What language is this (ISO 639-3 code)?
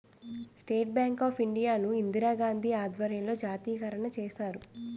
tel